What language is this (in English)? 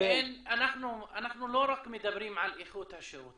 Hebrew